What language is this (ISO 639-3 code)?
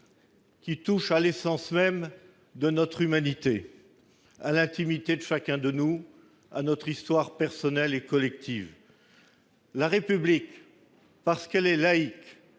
fra